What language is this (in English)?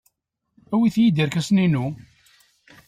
Kabyle